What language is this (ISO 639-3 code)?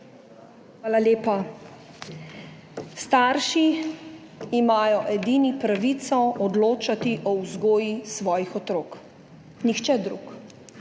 slv